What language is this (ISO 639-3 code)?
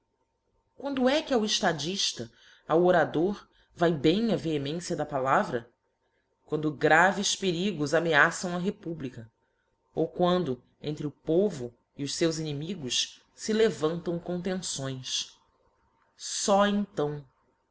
por